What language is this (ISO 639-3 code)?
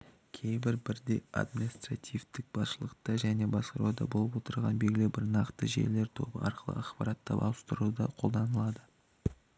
kaz